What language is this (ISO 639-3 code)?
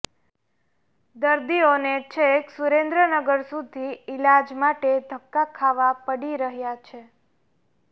guj